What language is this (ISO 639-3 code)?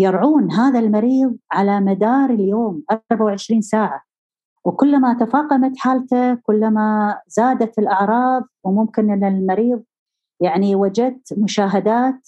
ara